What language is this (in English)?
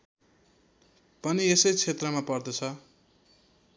Nepali